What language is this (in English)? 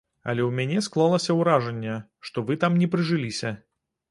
Belarusian